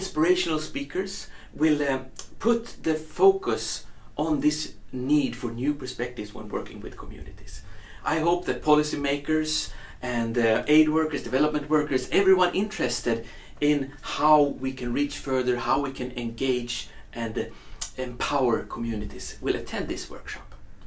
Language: English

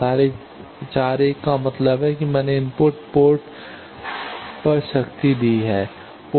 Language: Hindi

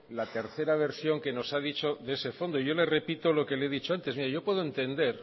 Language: Spanish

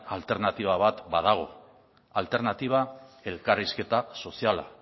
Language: Basque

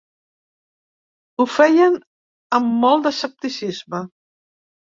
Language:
Catalan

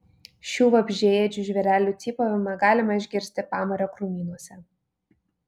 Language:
Lithuanian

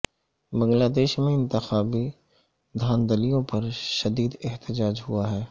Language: Urdu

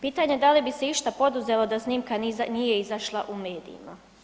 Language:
Croatian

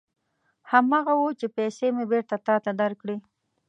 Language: Pashto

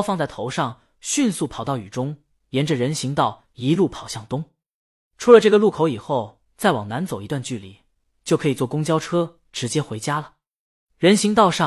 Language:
Chinese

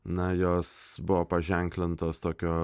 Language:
Lithuanian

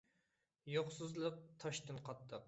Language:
Uyghur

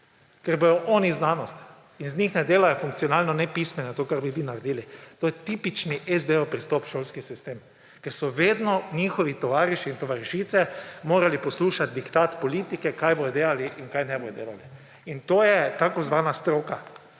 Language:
Slovenian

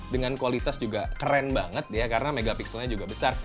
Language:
Indonesian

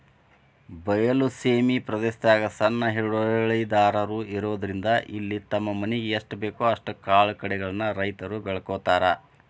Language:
Kannada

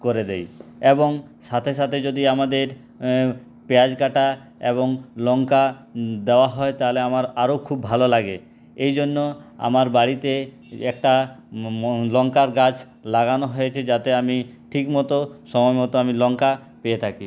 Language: Bangla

